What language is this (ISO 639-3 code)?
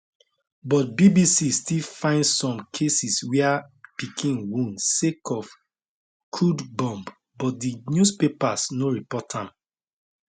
pcm